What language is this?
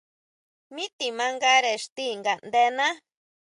Huautla Mazatec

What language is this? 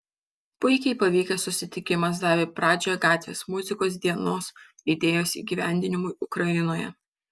Lithuanian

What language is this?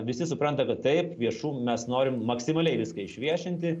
Lithuanian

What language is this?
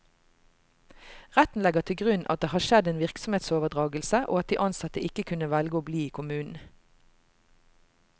Norwegian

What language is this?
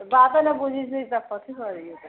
Maithili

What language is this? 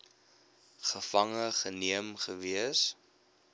Afrikaans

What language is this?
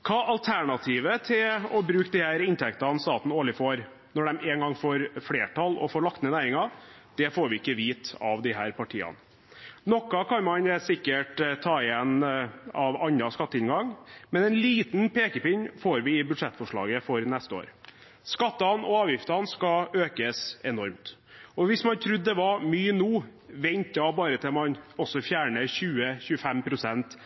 Norwegian Bokmål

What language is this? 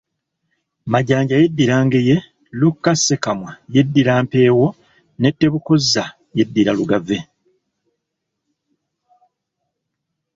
Ganda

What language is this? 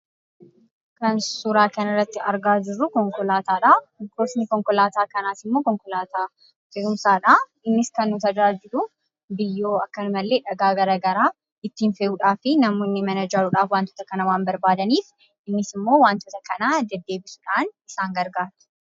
Oromo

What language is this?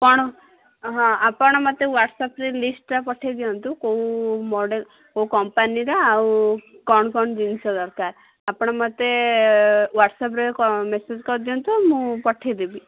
Odia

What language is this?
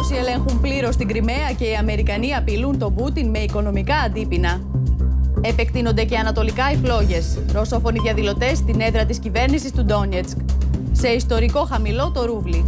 Greek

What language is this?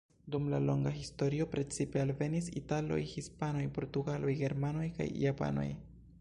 Esperanto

